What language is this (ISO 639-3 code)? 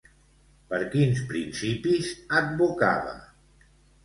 cat